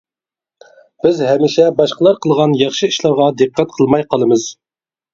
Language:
Uyghur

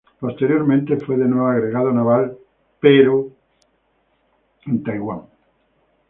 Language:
Spanish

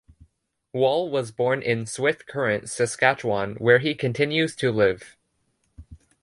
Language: English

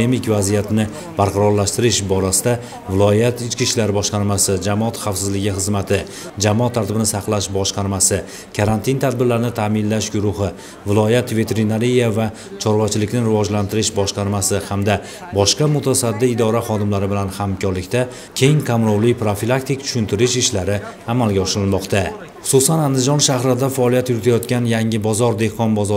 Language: Turkish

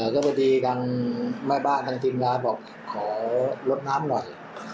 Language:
Thai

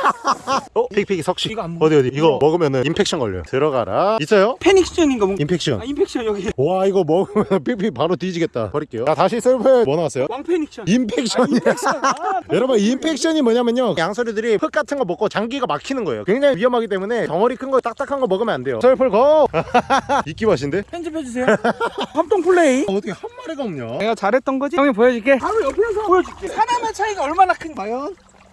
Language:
Korean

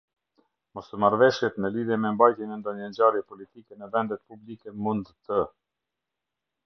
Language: Albanian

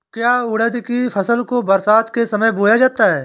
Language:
Hindi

